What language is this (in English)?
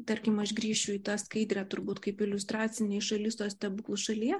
Lithuanian